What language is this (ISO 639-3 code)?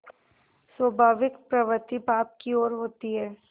hin